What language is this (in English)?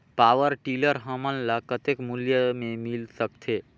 Chhattisgarhi